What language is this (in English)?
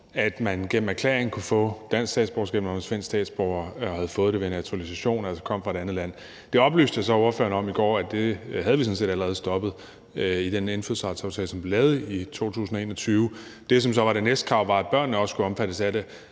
Danish